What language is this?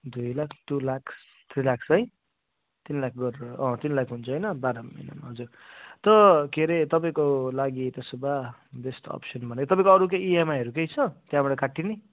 Nepali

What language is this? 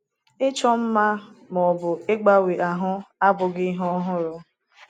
Igbo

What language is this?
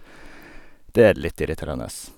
Norwegian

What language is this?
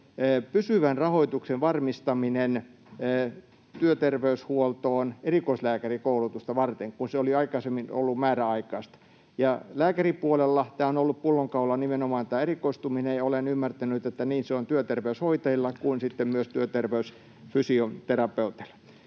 Finnish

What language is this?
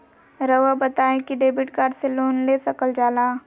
Magahi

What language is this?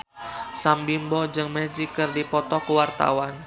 Sundanese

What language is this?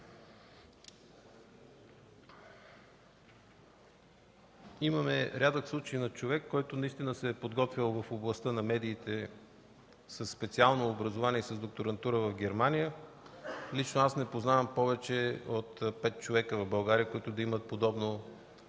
Bulgarian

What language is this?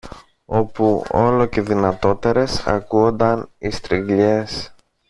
Greek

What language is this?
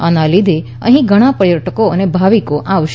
Gujarati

